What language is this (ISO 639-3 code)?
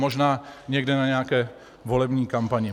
ces